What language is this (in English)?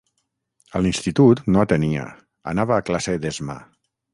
Catalan